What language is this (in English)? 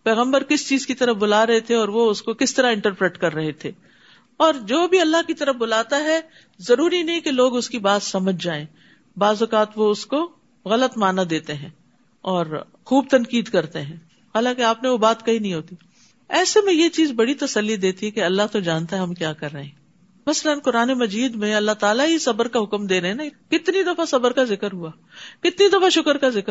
Urdu